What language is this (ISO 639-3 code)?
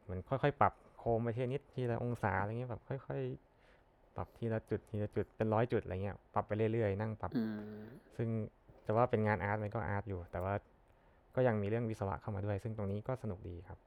tha